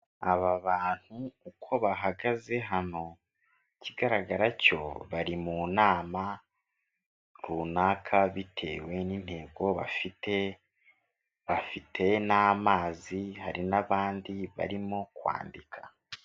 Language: Kinyarwanda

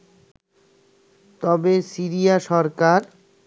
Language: Bangla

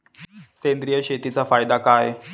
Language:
Marathi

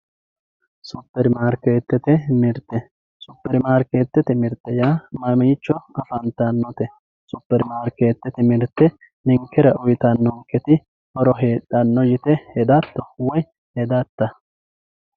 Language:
Sidamo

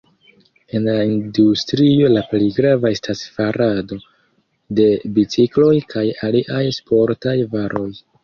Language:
Esperanto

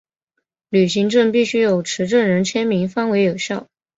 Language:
Chinese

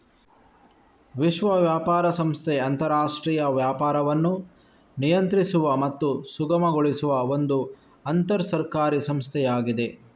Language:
Kannada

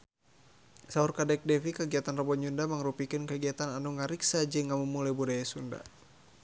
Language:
Sundanese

